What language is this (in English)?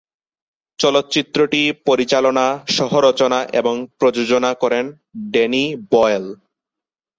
Bangla